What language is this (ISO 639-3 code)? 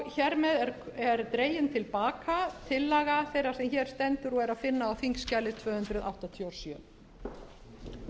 isl